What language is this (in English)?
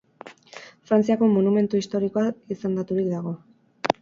Basque